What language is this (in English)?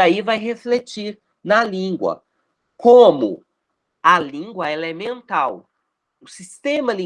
Portuguese